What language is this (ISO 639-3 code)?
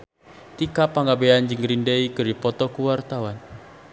sun